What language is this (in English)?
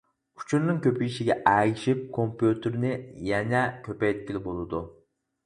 Uyghur